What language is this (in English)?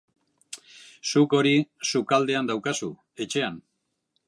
Basque